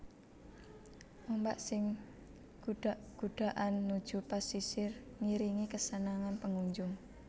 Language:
Javanese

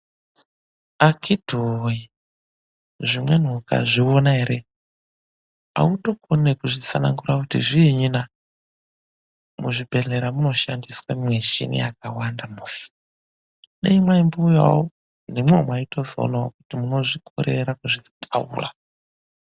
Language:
Ndau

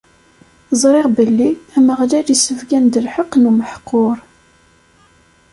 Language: Kabyle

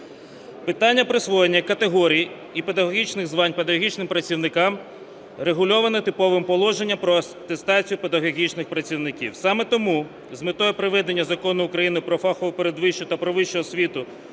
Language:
Ukrainian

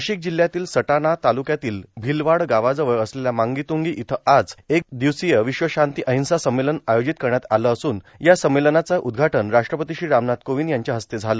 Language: Marathi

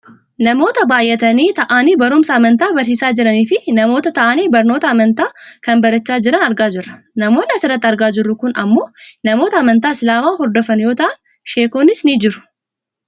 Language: Oromo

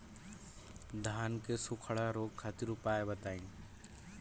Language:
Bhojpuri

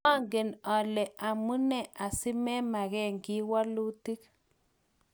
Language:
Kalenjin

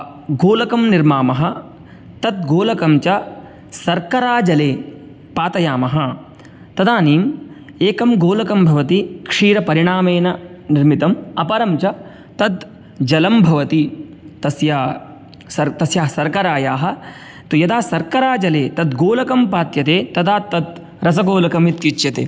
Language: Sanskrit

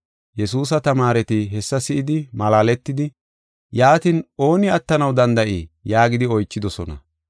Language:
Gofa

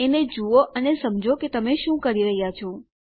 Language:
Gujarati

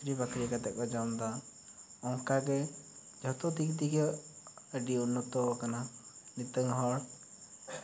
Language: Santali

